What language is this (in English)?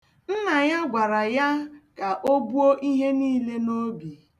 Igbo